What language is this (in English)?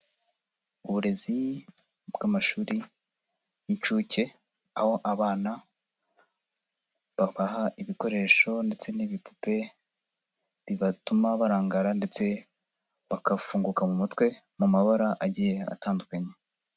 Kinyarwanda